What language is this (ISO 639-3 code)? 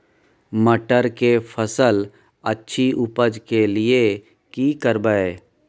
mai